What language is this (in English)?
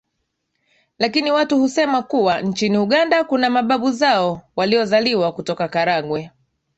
Swahili